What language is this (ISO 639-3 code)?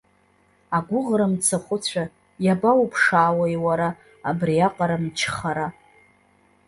abk